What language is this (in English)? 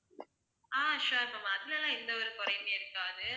Tamil